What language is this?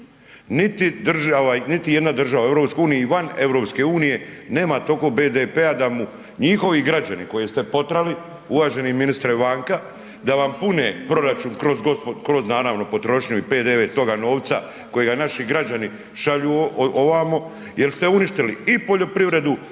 Croatian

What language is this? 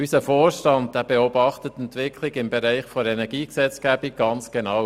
Swiss German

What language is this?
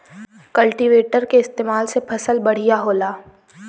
Bhojpuri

